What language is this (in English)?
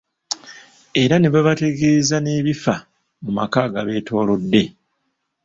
Ganda